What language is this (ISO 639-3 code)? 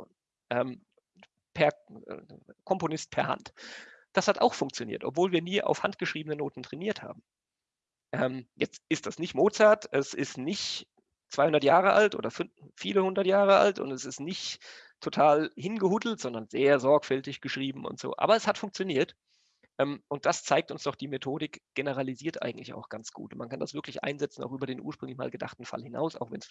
deu